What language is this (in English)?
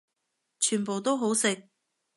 Cantonese